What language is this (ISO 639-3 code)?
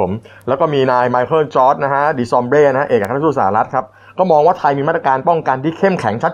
tha